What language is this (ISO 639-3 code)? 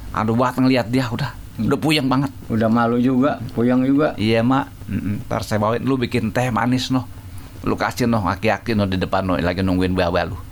ind